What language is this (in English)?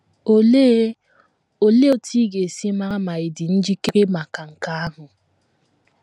Igbo